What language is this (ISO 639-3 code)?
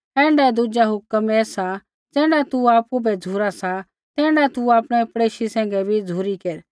kfx